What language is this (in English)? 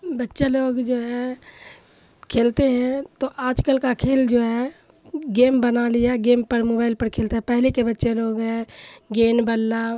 Urdu